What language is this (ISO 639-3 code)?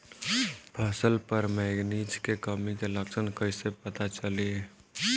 bho